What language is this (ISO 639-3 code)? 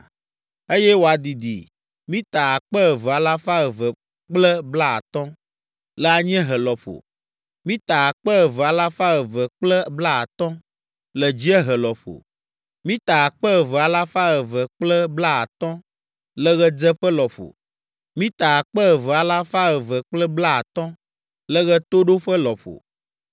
ewe